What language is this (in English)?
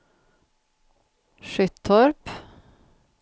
Swedish